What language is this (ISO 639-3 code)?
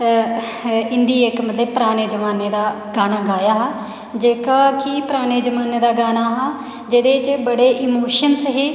doi